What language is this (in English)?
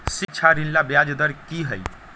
Magahi